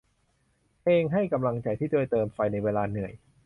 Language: Thai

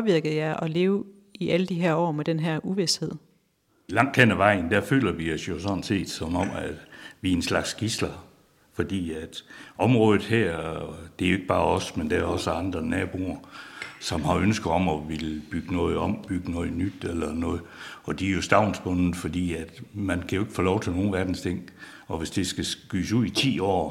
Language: Danish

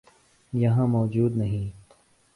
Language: Urdu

